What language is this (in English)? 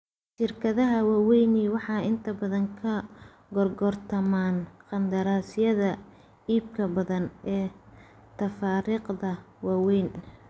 Somali